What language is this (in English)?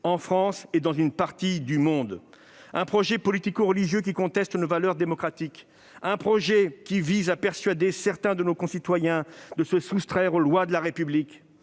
French